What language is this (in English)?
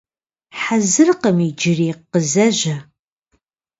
Kabardian